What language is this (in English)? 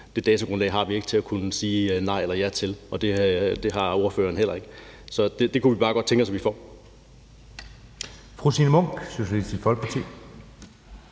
Danish